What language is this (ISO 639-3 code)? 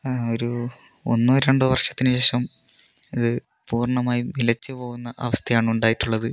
mal